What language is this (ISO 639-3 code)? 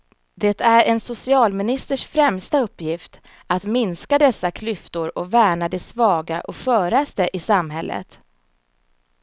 swe